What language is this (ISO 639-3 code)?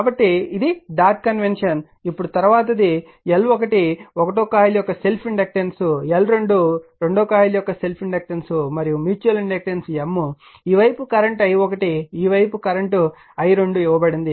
tel